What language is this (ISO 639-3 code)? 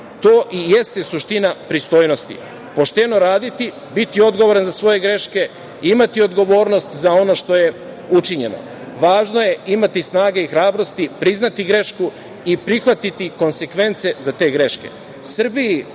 srp